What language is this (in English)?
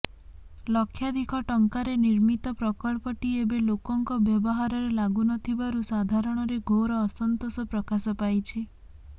Odia